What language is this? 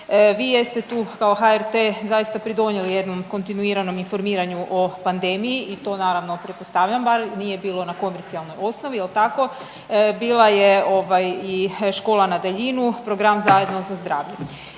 Croatian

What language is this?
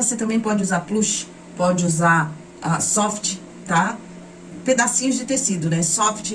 Portuguese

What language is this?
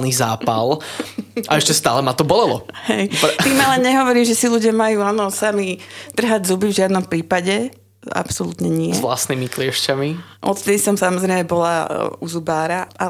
Slovak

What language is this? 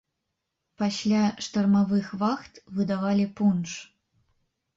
Belarusian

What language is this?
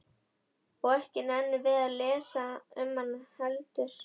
Icelandic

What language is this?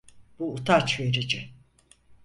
Turkish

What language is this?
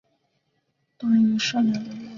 Chinese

